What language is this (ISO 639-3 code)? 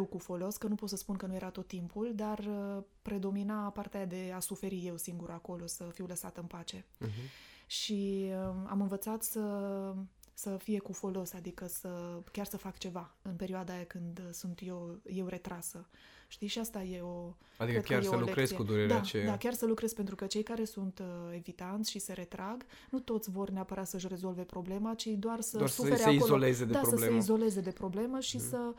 ron